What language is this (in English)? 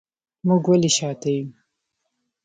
Pashto